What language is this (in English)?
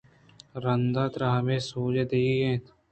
Eastern Balochi